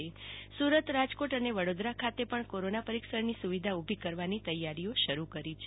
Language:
Gujarati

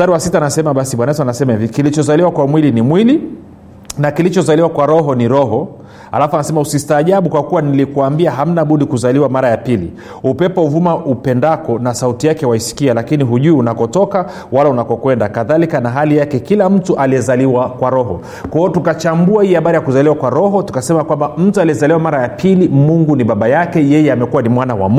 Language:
Swahili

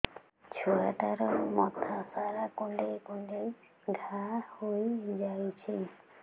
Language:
Odia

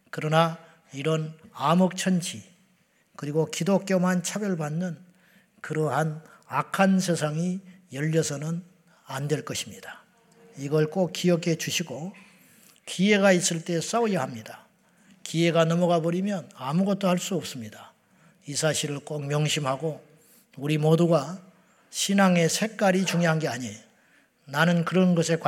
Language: Korean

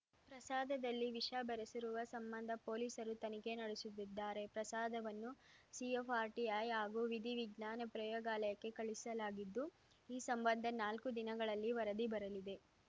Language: Kannada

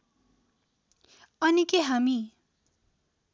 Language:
Nepali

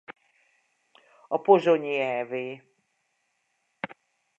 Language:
Hungarian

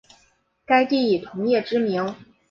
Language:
Chinese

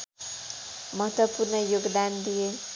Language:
Nepali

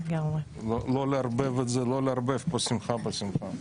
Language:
Hebrew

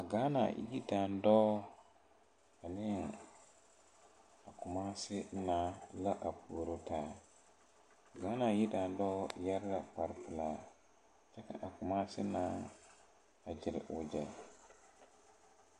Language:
Southern Dagaare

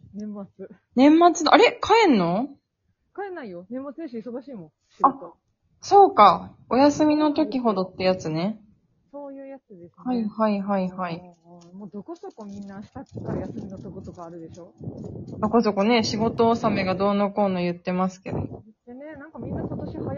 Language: Japanese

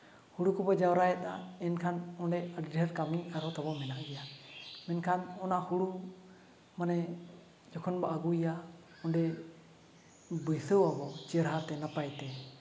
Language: Santali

